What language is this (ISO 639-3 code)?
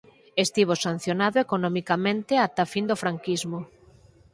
glg